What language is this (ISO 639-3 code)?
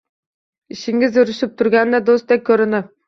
uzb